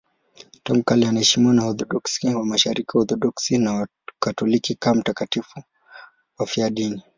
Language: Swahili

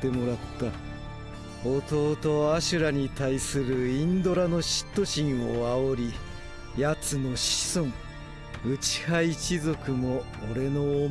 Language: Japanese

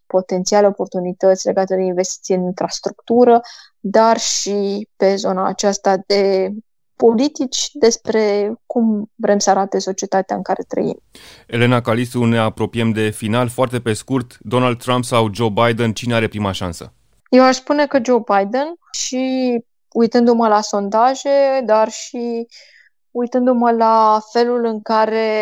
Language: Romanian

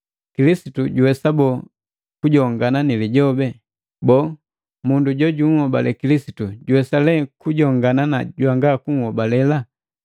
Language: Matengo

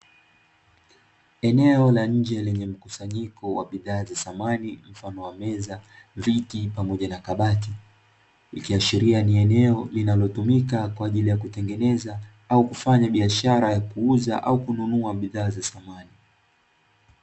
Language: Swahili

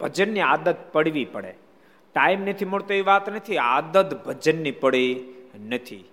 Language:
Gujarati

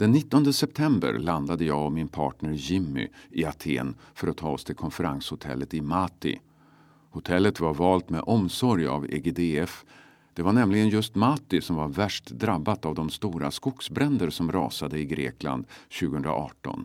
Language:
Swedish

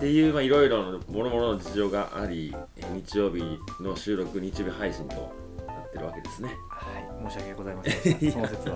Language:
Japanese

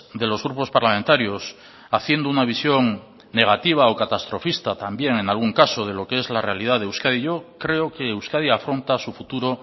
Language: Spanish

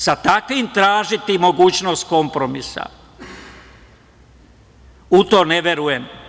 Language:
Serbian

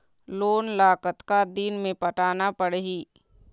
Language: Chhattisgarhi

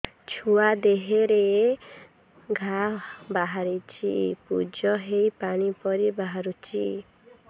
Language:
Odia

